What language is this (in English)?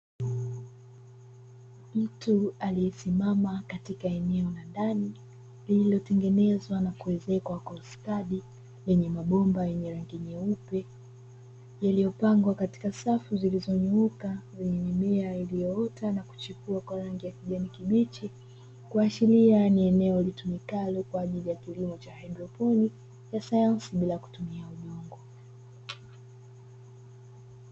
Swahili